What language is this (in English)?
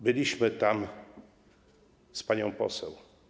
Polish